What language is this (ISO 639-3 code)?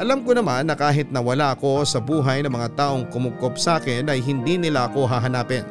fil